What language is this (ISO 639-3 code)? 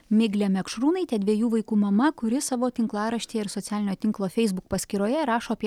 lit